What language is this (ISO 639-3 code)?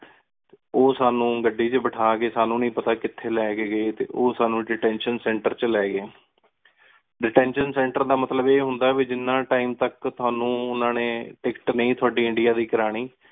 pan